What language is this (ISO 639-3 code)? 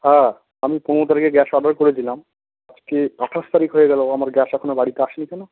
ben